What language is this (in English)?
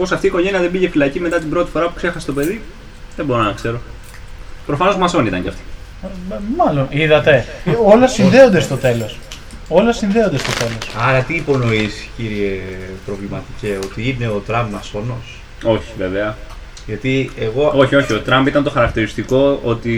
Greek